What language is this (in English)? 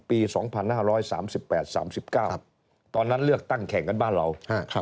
Thai